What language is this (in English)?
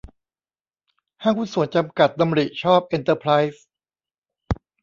Thai